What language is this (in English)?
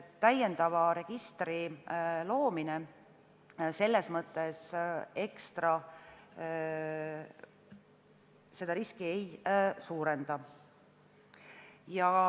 Estonian